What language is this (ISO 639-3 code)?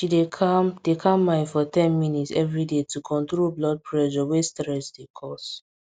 pcm